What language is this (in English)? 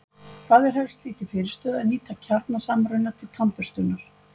Icelandic